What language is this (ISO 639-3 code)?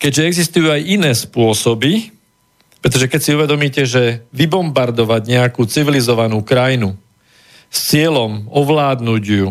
slk